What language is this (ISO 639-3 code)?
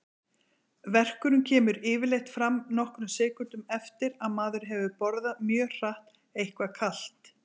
isl